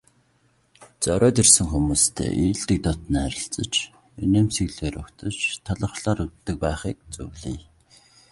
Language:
Mongolian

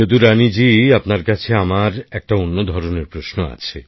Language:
Bangla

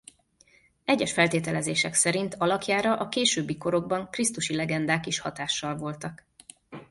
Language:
Hungarian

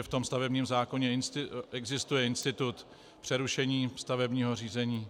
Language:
Czech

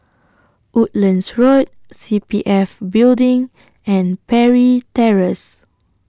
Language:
English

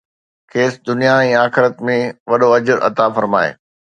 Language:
Sindhi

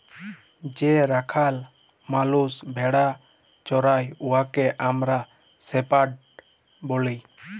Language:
Bangla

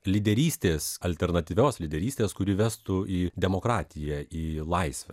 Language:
Lithuanian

